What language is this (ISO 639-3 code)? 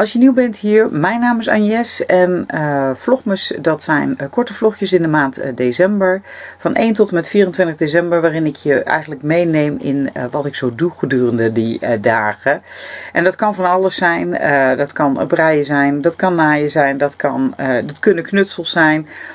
nld